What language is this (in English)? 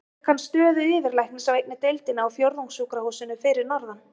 Icelandic